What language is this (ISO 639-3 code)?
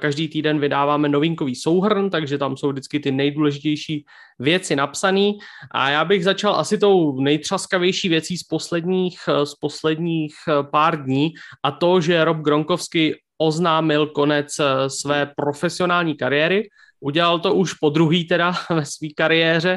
ces